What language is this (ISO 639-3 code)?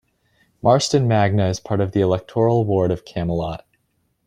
eng